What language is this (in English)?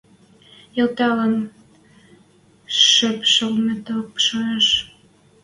Western Mari